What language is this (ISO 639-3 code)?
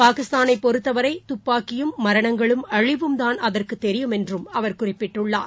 tam